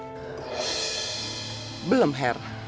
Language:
Indonesian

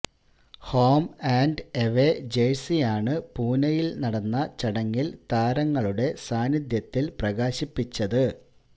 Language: Malayalam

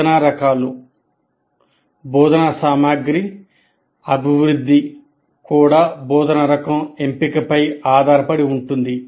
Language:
Telugu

